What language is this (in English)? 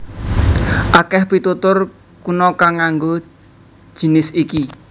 Javanese